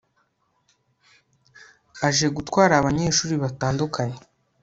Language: Kinyarwanda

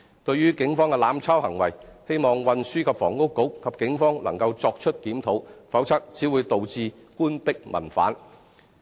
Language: Cantonese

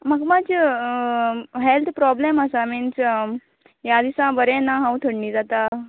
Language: Konkani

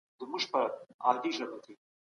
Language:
Pashto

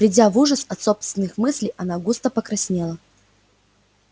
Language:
Russian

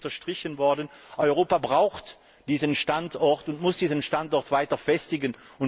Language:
German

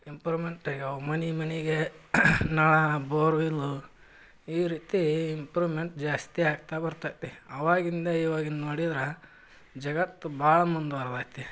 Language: Kannada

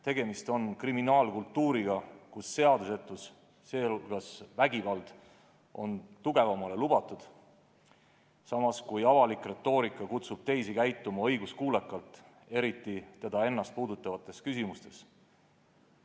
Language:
Estonian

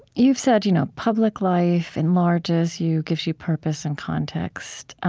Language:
English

